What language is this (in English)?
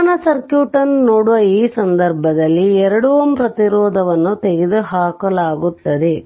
Kannada